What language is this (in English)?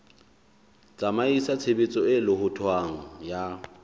Southern Sotho